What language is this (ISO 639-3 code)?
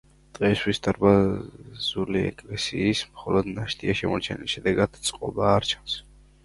kat